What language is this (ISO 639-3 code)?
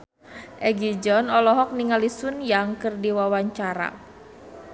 sun